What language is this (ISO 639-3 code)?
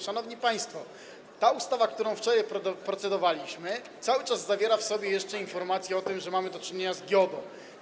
pol